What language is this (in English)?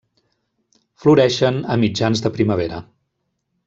Catalan